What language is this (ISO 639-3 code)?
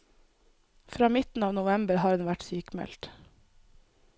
nor